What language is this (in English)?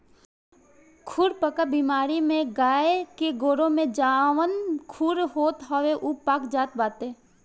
Bhojpuri